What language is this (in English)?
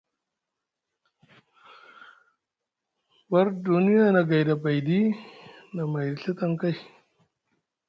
Musgu